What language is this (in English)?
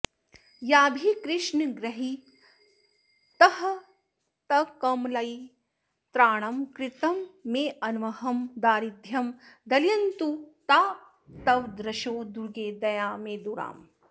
Sanskrit